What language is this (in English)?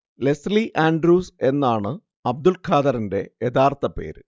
Malayalam